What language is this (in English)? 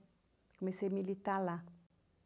Portuguese